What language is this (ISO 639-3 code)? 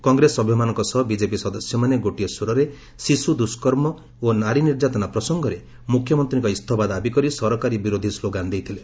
ori